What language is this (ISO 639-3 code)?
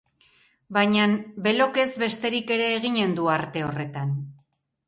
eus